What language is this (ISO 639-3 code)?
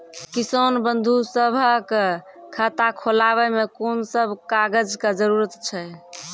mai